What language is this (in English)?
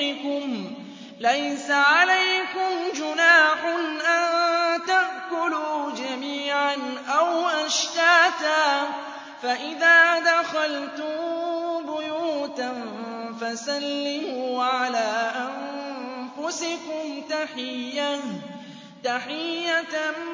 Arabic